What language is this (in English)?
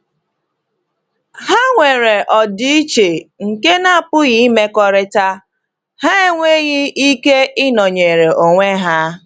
Igbo